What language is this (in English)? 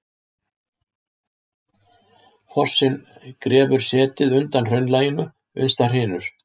Icelandic